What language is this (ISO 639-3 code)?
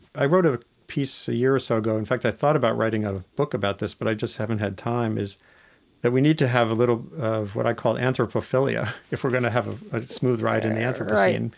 eng